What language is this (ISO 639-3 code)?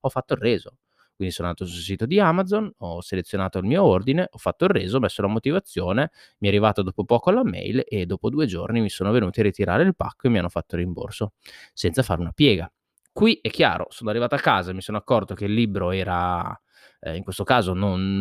ita